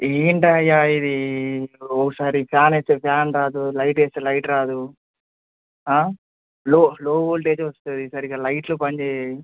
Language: Telugu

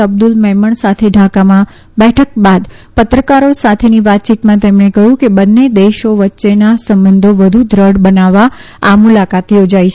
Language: Gujarati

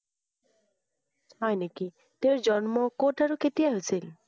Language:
Assamese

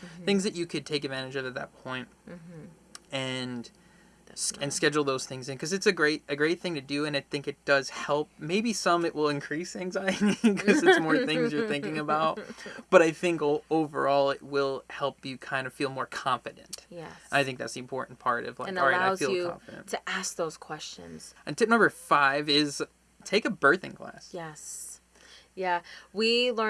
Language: English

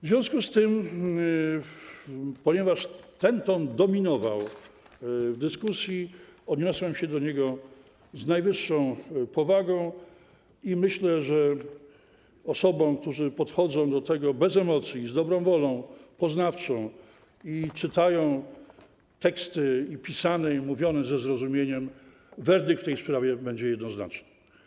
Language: Polish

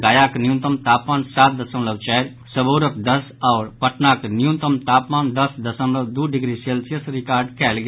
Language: Maithili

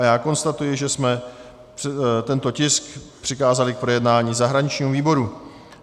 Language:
Czech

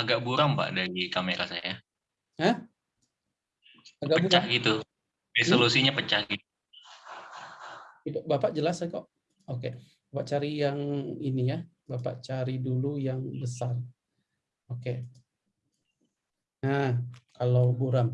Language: Indonesian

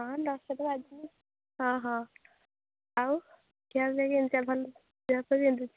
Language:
Odia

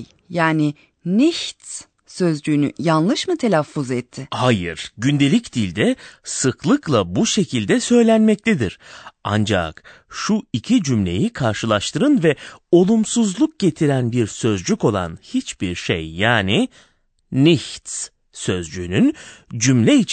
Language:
Turkish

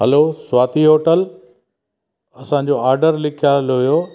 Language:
Sindhi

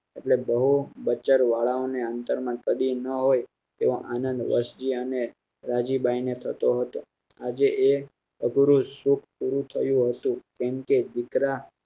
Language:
Gujarati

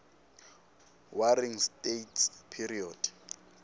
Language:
Swati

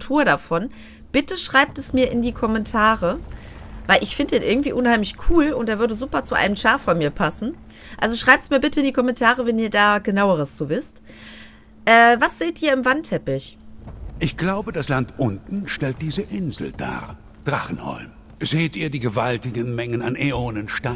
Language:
German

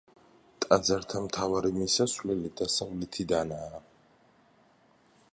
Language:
Georgian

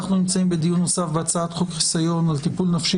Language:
Hebrew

